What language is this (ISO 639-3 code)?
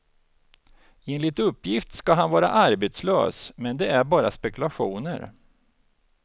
swe